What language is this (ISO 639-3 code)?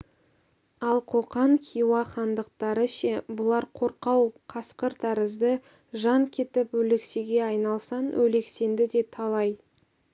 kaz